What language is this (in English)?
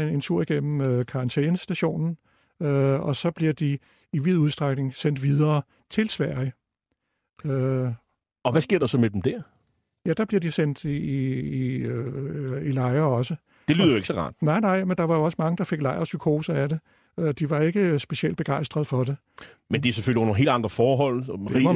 Danish